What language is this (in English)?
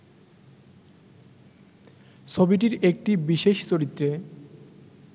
Bangla